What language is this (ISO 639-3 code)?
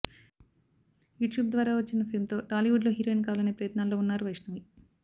tel